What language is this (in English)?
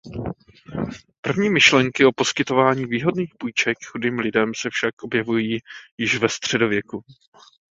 Czech